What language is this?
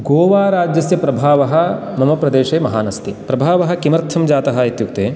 Sanskrit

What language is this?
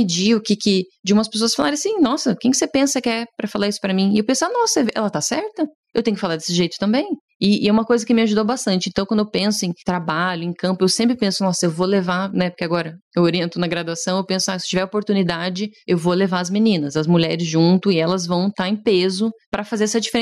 Portuguese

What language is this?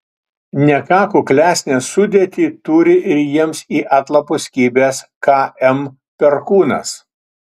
Lithuanian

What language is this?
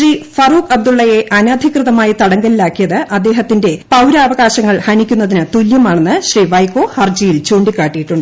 Malayalam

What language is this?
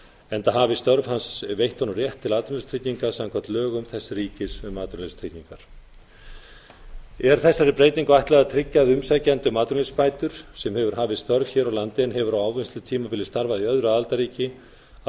Icelandic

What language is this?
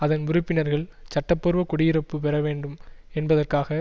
Tamil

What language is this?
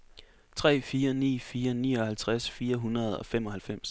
Danish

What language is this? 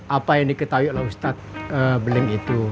Indonesian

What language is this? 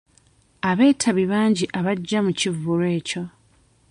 Ganda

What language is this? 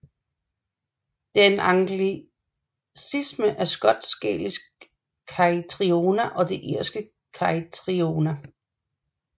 Danish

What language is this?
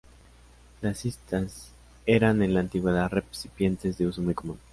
Spanish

